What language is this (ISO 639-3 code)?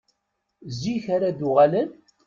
kab